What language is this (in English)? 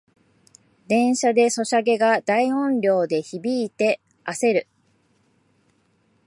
Japanese